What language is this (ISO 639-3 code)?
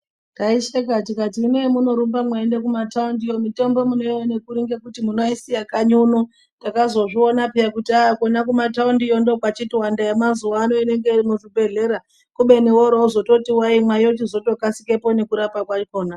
ndc